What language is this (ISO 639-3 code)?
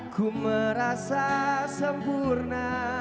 ind